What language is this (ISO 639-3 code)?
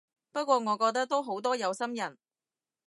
yue